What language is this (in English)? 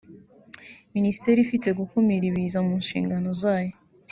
Kinyarwanda